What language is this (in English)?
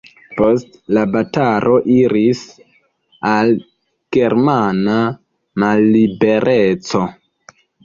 Esperanto